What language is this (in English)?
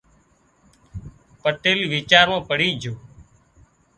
Wadiyara Koli